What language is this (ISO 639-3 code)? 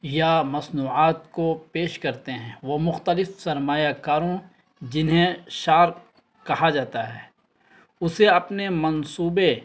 urd